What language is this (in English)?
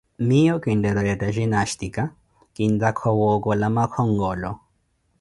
Koti